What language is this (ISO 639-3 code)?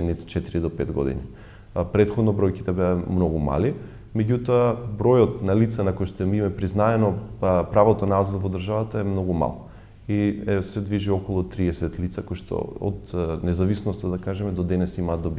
mkd